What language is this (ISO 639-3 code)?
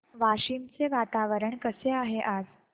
mar